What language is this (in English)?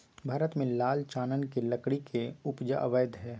Magahi